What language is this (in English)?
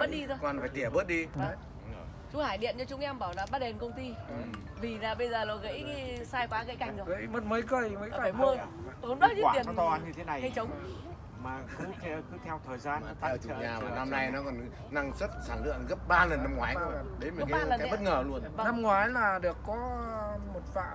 Vietnamese